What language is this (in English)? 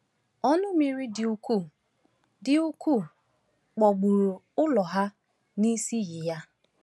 Igbo